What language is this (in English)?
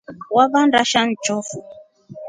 Rombo